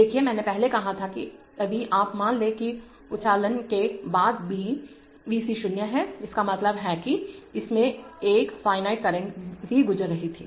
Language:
Hindi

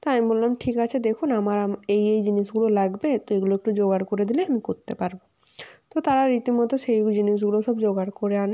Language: Bangla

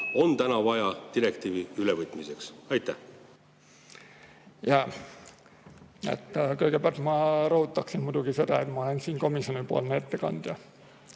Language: Estonian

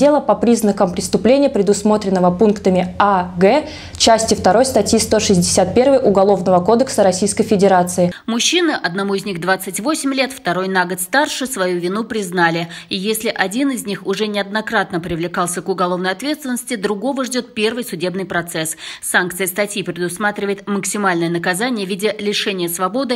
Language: Russian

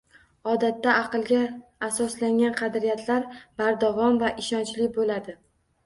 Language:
Uzbek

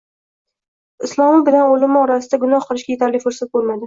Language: Uzbek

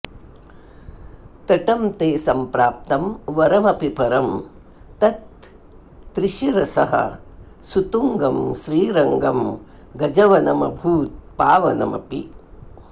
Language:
Sanskrit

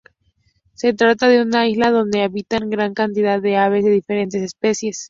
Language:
Spanish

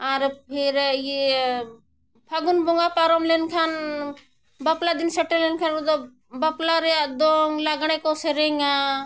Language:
Santali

